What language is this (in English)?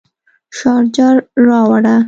Pashto